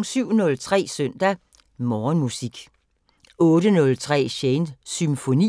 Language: Danish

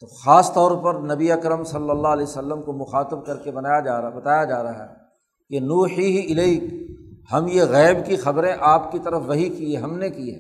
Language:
Urdu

